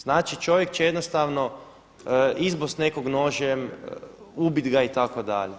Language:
Croatian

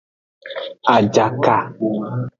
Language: Aja (Benin)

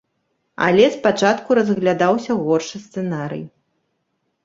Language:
Belarusian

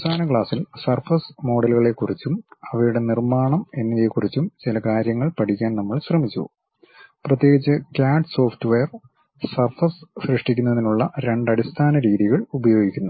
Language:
Malayalam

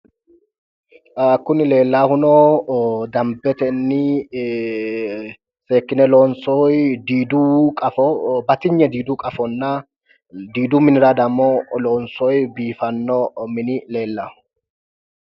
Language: Sidamo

